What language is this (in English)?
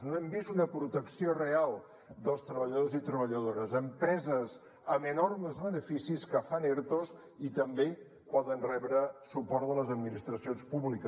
Catalan